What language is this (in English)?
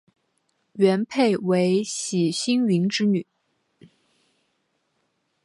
Chinese